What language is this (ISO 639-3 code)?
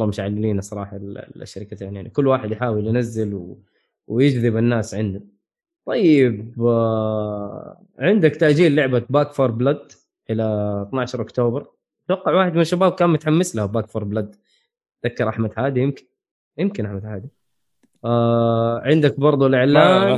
ara